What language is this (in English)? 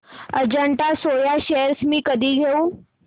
Marathi